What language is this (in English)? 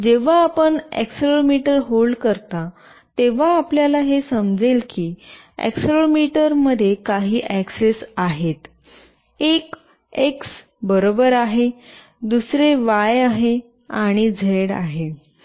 Marathi